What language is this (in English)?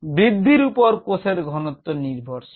Bangla